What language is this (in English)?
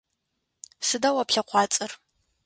Adyghe